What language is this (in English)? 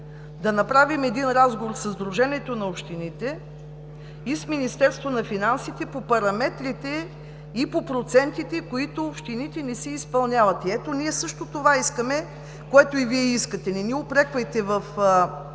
Bulgarian